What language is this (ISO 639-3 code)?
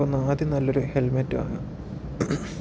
mal